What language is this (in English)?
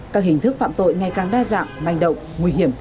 Vietnamese